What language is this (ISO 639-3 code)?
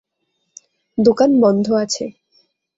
ben